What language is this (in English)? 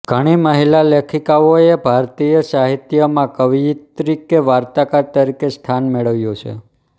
Gujarati